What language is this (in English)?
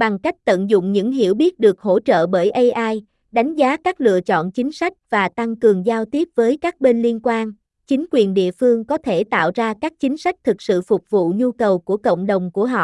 Vietnamese